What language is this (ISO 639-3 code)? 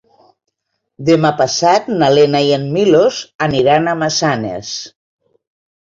cat